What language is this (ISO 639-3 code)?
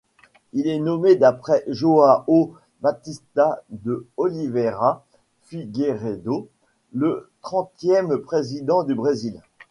fra